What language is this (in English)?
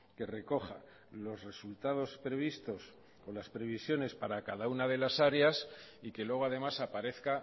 Spanish